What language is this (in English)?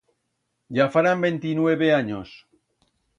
Aragonese